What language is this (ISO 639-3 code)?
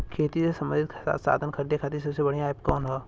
bho